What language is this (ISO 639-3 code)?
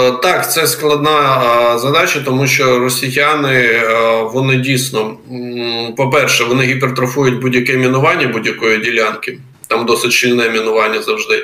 ukr